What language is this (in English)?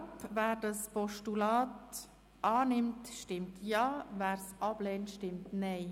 Swiss German